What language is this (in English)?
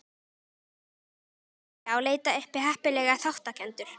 Icelandic